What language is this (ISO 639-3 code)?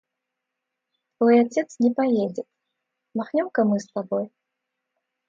rus